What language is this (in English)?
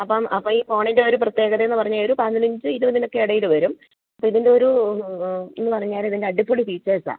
Malayalam